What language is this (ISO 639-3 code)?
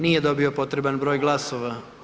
hrv